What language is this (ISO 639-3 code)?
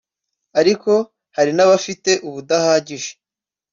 kin